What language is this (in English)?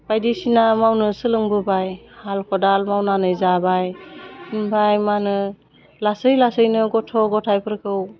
Bodo